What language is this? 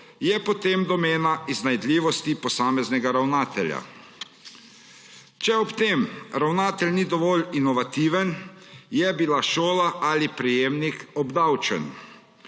Slovenian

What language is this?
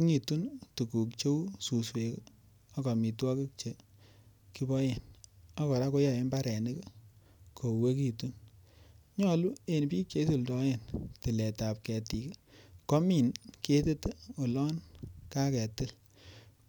Kalenjin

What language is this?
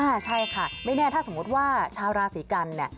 Thai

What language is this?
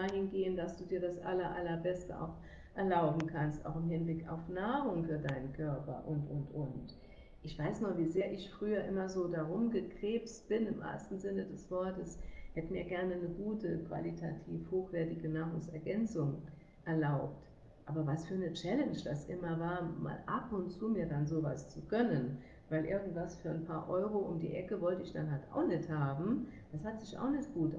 German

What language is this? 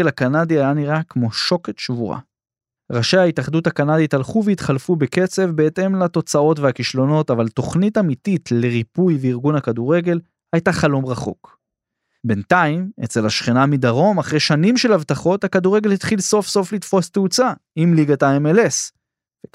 Hebrew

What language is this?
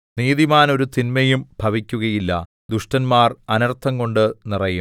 Malayalam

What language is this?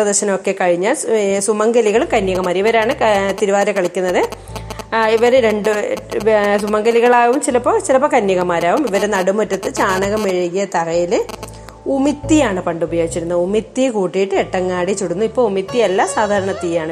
Malayalam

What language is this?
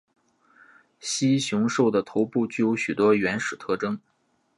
Chinese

